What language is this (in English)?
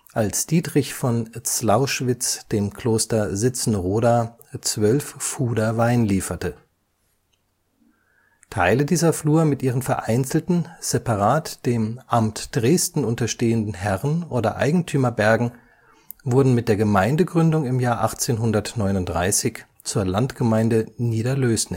German